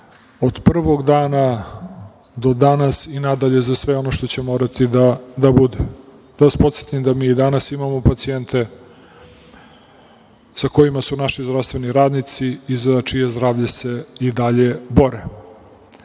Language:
Serbian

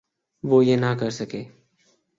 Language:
Urdu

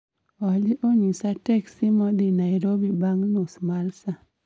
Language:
Luo (Kenya and Tanzania)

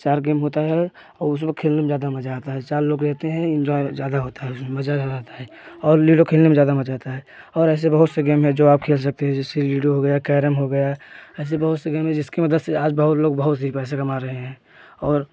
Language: Hindi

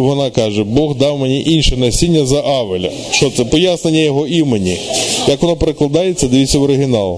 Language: Ukrainian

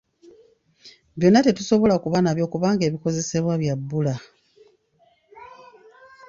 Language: Ganda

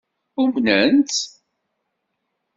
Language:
Kabyle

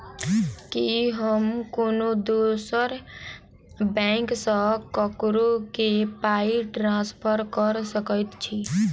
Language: Maithili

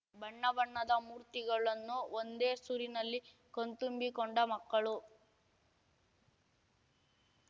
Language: Kannada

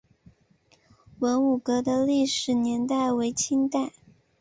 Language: Chinese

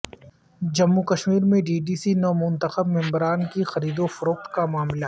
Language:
Urdu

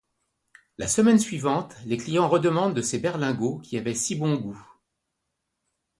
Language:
French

